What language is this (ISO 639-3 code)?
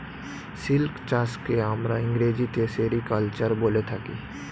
ben